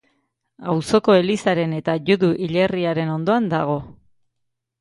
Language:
Basque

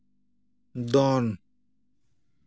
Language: Santali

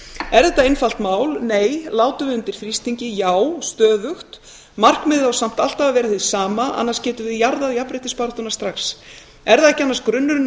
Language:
Icelandic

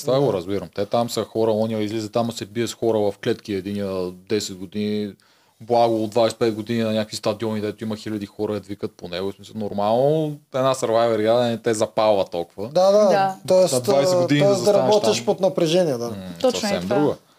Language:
Bulgarian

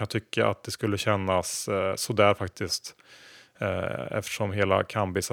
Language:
Swedish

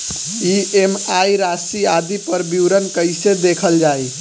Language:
Bhojpuri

